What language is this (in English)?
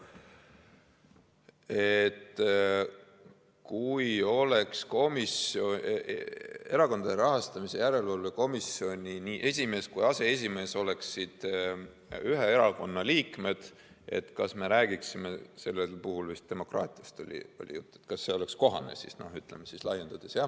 Estonian